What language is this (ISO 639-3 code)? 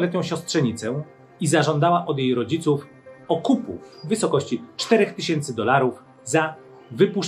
pol